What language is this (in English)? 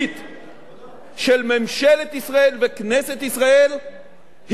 Hebrew